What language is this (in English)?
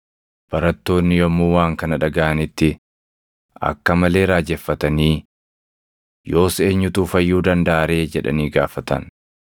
Oromo